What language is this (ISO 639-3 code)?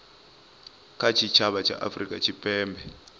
ven